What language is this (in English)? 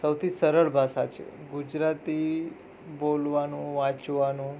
Gujarati